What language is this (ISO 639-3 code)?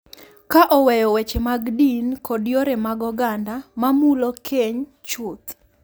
luo